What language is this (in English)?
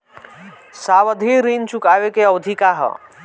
Bhojpuri